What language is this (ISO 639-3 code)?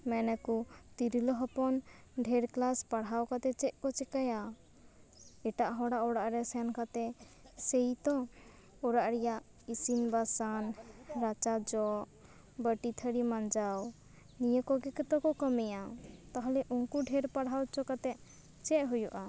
sat